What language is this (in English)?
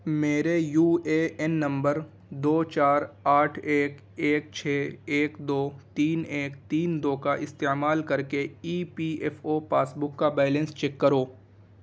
Urdu